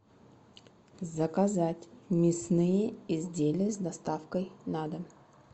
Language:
Russian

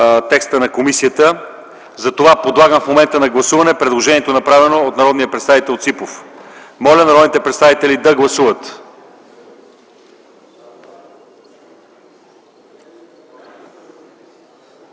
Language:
Bulgarian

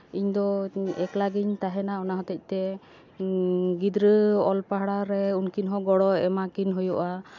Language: Santali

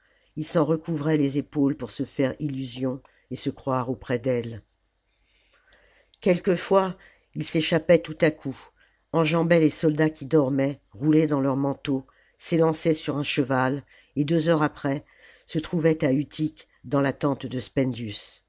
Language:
French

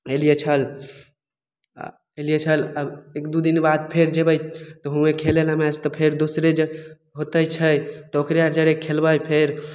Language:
Maithili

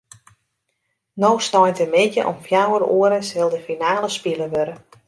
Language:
Western Frisian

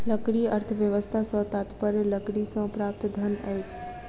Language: Maithili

